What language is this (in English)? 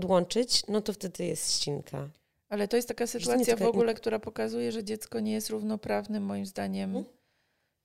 Polish